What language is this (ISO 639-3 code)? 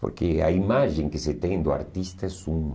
por